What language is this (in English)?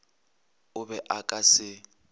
Northern Sotho